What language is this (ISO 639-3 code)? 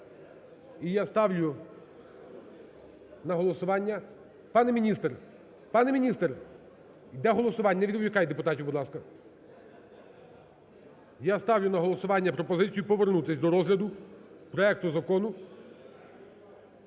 ukr